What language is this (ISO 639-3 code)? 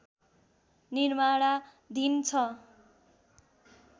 nep